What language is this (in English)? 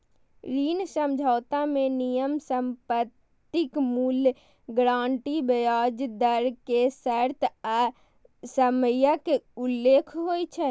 Maithili